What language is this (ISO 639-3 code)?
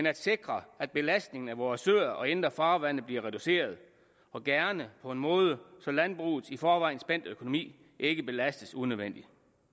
dan